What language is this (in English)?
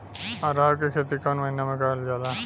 Bhojpuri